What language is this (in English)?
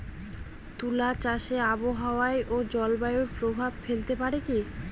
Bangla